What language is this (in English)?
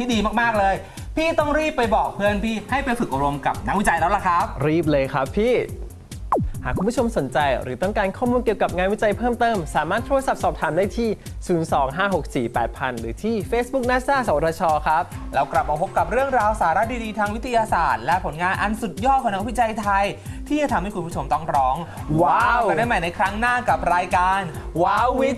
Thai